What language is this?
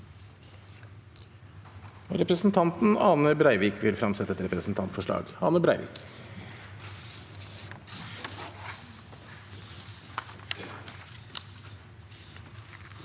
Norwegian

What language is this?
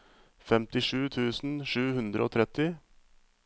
Norwegian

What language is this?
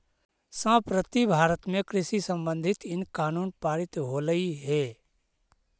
Magahi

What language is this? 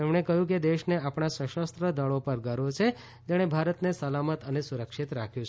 Gujarati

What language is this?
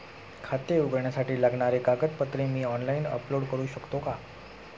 Marathi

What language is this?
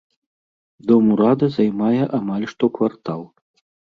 Belarusian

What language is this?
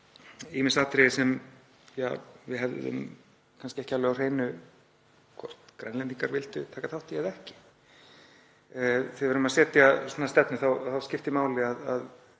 Icelandic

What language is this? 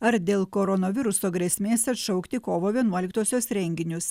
Lithuanian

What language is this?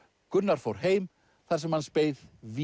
Icelandic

